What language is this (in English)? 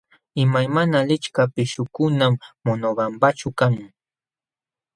Jauja Wanca Quechua